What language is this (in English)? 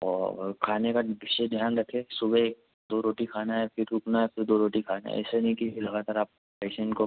Hindi